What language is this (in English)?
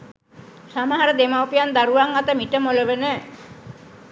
Sinhala